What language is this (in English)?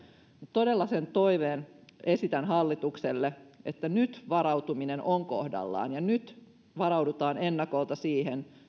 Finnish